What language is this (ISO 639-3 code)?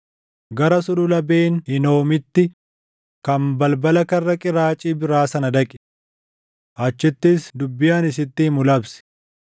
orm